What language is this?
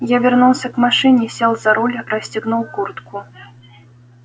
Russian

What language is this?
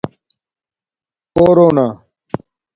Domaaki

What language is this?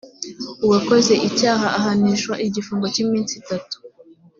Kinyarwanda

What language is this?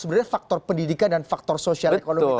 Indonesian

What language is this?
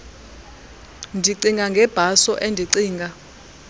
Xhosa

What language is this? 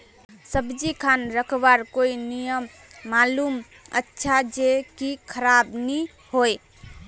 Magahi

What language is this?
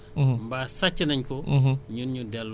Wolof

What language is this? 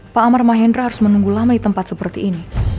Indonesian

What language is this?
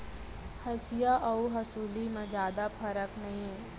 Chhattisgarhi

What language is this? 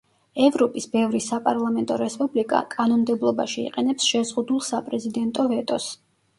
Georgian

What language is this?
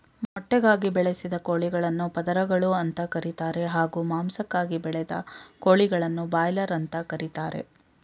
Kannada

